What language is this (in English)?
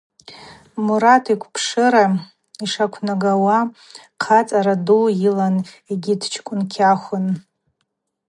Abaza